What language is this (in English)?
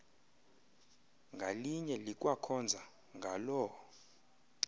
Xhosa